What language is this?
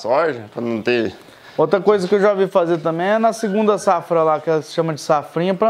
Portuguese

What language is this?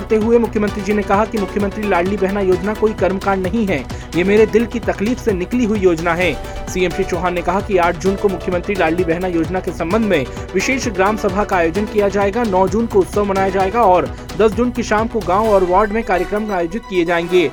Hindi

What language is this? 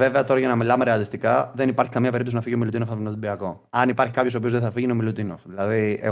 Greek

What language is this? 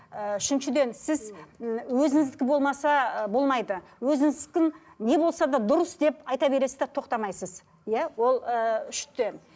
Kazakh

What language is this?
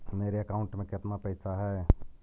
Magahi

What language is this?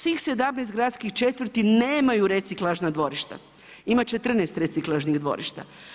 Croatian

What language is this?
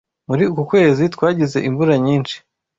Kinyarwanda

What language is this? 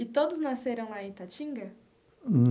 Portuguese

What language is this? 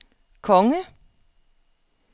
Danish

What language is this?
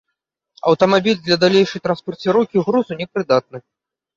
Belarusian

